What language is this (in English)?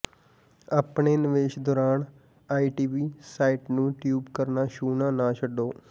Punjabi